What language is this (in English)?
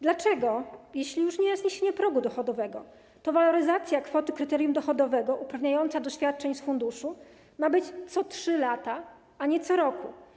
Polish